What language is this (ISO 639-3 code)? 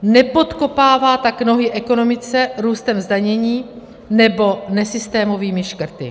ces